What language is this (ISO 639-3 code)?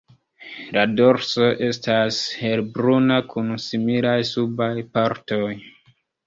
epo